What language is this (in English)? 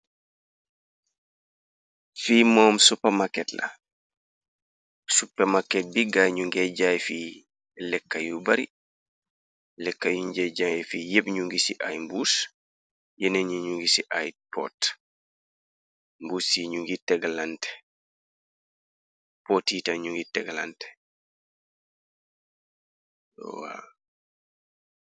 Wolof